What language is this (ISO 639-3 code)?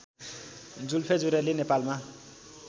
nep